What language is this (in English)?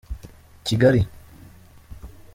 Kinyarwanda